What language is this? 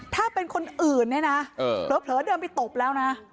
Thai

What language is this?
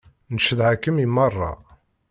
Kabyle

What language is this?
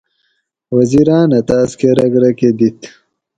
Gawri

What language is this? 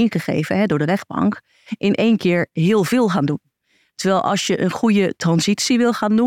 Dutch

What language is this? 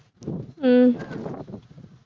Tamil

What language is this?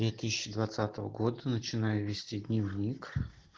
Russian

